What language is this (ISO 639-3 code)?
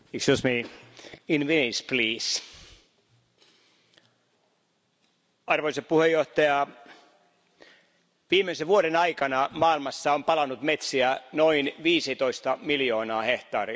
fin